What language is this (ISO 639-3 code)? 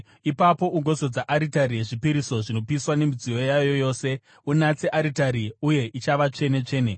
sna